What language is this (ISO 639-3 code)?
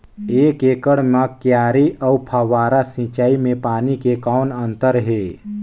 hne